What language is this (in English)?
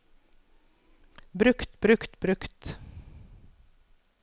Norwegian